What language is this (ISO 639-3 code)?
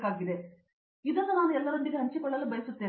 kan